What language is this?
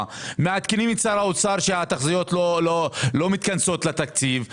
Hebrew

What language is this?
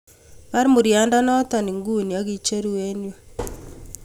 Kalenjin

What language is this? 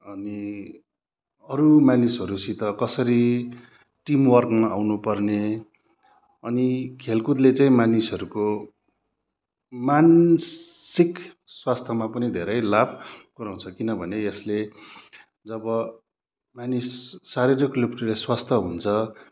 Nepali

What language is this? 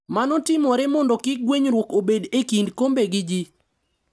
Luo (Kenya and Tanzania)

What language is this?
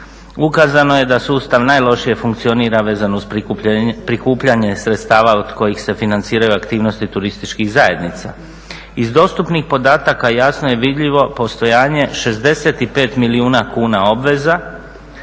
Croatian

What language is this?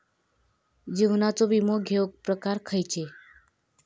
Marathi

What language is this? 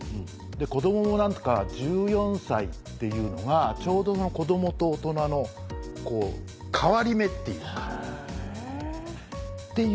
Japanese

